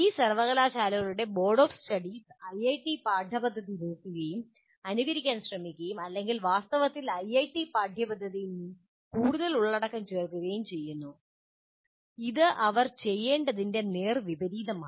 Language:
Malayalam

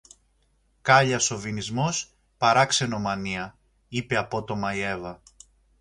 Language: Greek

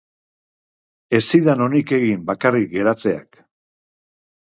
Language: Basque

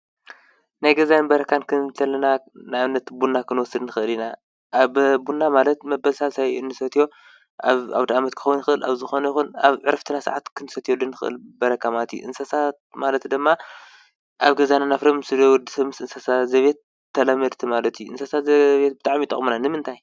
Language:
Tigrinya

